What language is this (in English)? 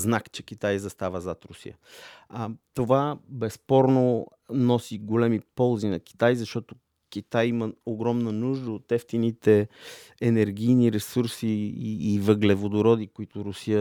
Bulgarian